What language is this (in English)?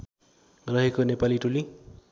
Nepali